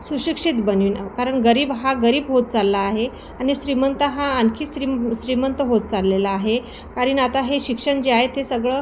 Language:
Marathi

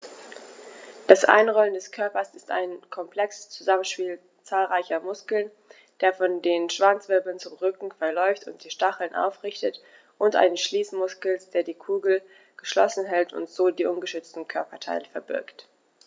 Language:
German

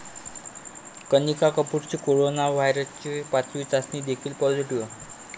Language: Marathi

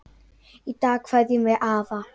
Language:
Icelandic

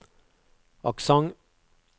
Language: Norwegian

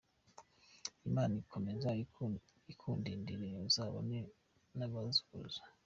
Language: Kinyarwanda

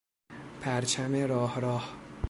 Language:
Persian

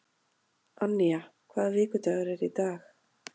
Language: Icelandic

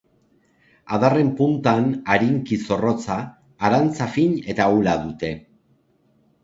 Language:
Basque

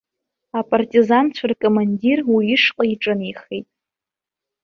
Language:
Abkhazian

